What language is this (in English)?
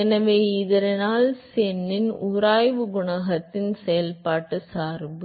Tamil